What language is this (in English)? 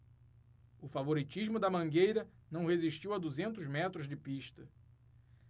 Portuguese